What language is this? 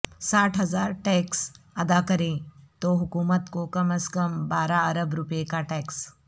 Urdu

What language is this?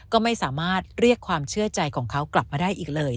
Thai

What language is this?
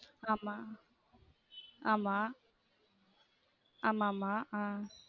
Tamil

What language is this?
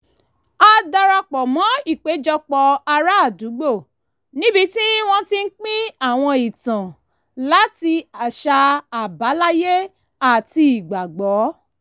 Yoruba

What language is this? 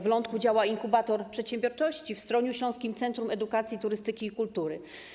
Polish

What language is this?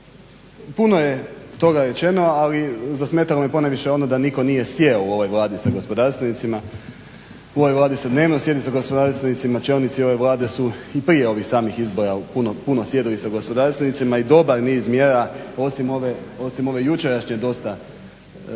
Croatian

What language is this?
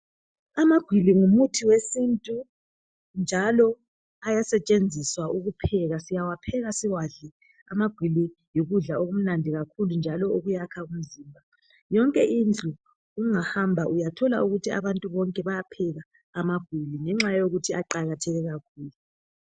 North Ndebele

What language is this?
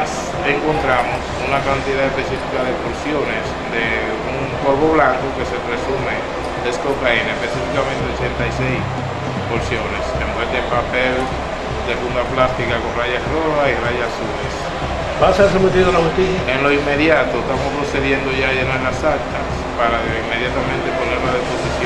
Spanish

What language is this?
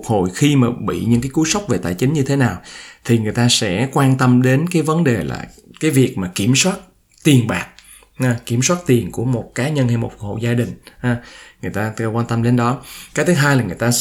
Vietnamese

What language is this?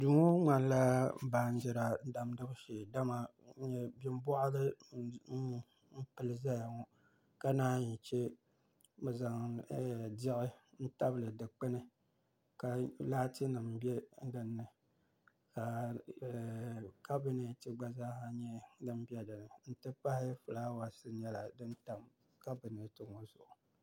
Dagbani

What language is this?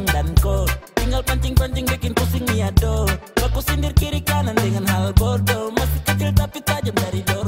Indonesian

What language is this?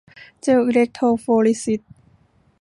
Thai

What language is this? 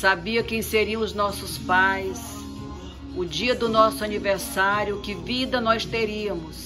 Portuguese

